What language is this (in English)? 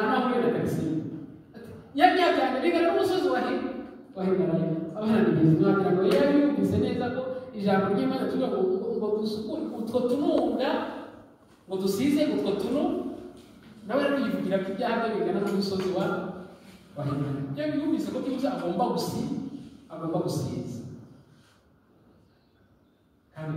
Turkish